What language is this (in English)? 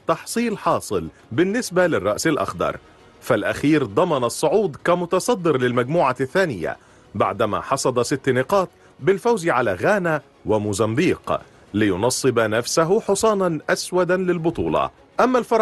Arabic